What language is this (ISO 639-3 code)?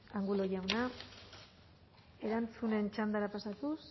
eus